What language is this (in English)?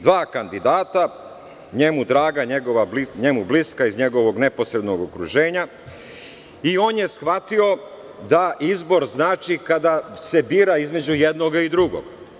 Serbian